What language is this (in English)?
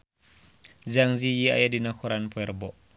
Sundanese